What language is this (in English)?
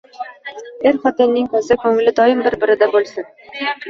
Uzbek